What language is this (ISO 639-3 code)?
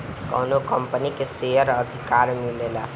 bho